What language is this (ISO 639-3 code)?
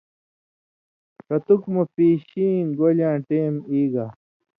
mvy